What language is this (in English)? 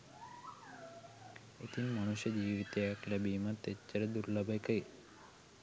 Sinhala